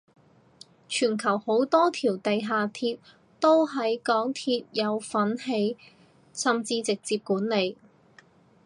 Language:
Cantonese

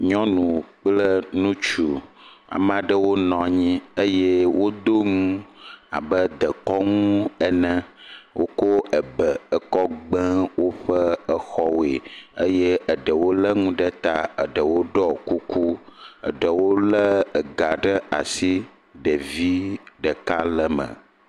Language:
Ewe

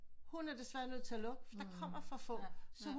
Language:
Danish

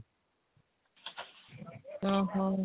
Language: Odia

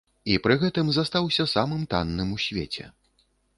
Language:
Belarusian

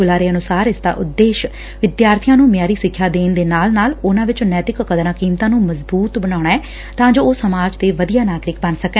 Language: Punjabi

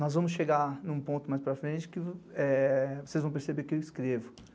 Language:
Portuguese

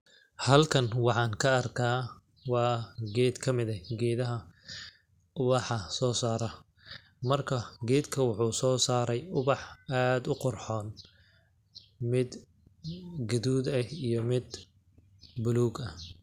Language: Somali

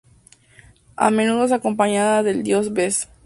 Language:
Spanish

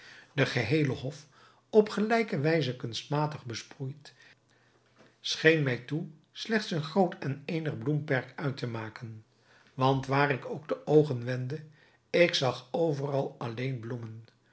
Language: Dutch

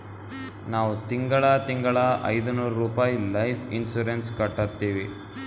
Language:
Kannada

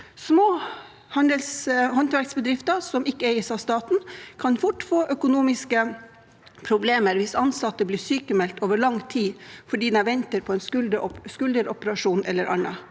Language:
Norwegian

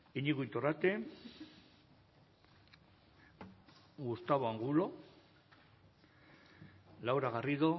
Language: Basque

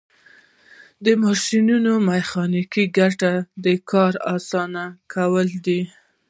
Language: Pashto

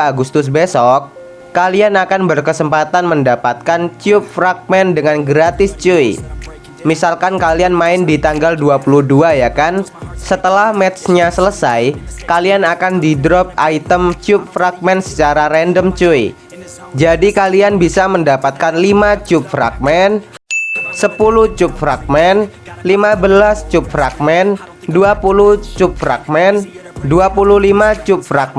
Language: Indonesian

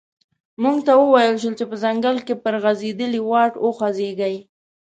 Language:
Pashto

